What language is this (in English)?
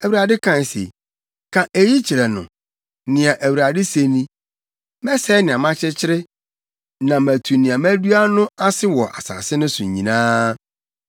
Akan